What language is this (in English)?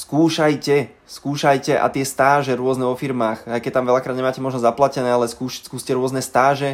Slovak